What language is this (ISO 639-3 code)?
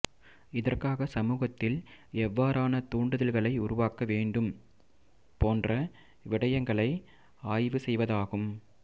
tam